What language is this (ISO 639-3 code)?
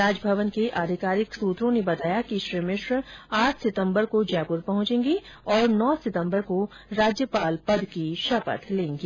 hin